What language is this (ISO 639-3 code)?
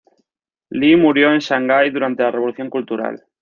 spa